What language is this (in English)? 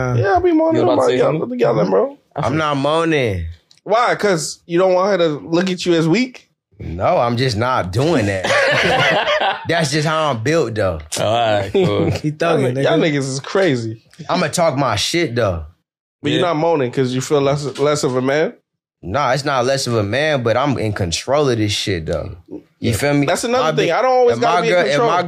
English